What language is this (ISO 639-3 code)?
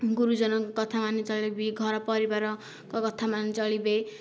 ori